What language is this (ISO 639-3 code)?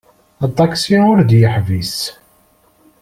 kab